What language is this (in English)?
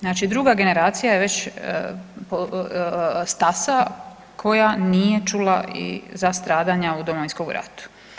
Croatian